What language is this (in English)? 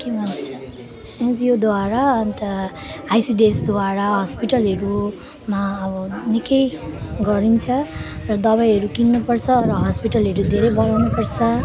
Nepali